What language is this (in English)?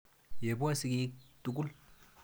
Kalenjin